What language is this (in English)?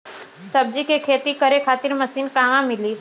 Bhojpuri